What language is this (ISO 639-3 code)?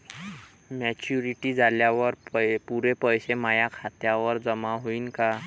mar